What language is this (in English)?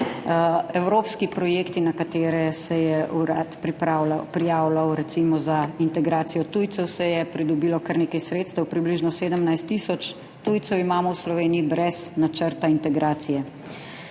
Slovenian